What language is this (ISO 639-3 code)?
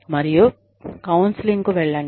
tel